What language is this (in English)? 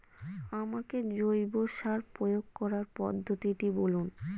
Bangla